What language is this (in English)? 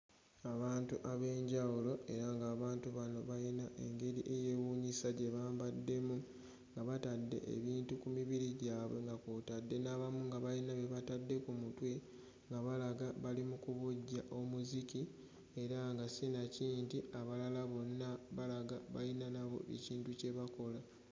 Ganda